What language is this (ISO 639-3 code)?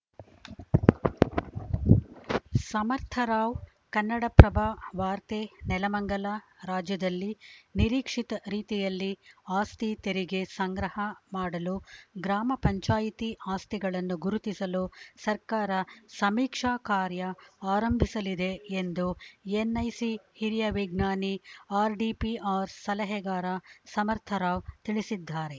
kan